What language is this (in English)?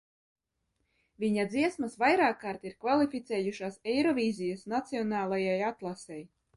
Latvian